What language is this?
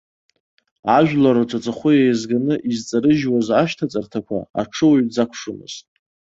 Abkhazian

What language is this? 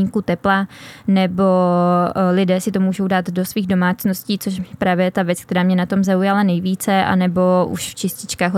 Czech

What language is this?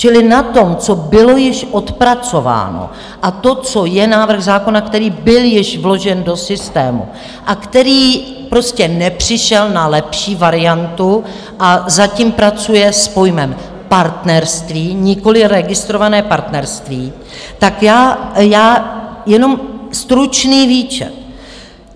Czech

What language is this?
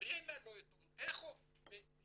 Hebrew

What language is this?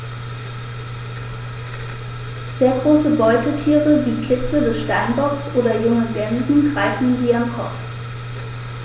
German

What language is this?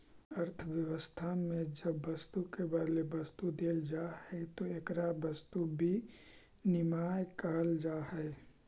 Magahi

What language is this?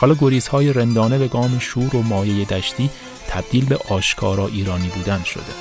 Persian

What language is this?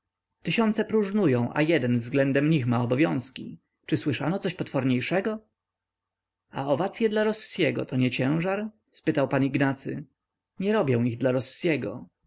Polish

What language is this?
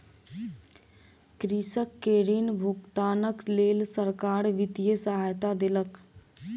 Maithili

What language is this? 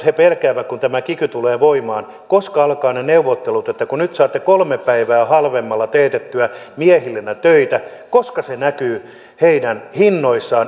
Finnish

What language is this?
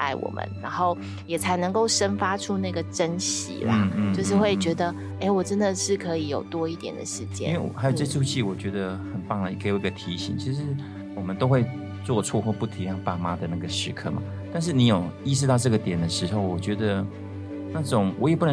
Chinese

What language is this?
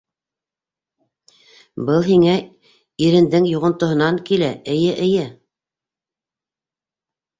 Bashkir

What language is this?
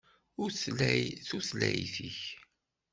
Kabyle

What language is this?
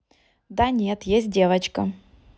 Russian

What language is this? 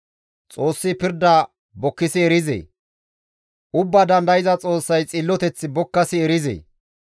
Gamo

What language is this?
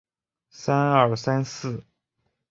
Chinese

